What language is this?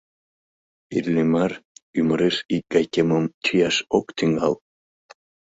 Mari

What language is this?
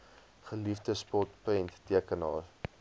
Afrikaans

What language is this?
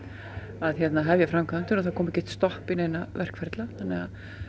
Icelandic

